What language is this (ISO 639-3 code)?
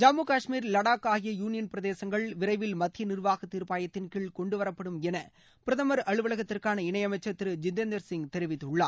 tam